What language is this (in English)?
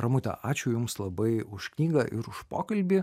Lithuanian